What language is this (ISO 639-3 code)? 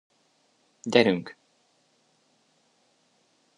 hun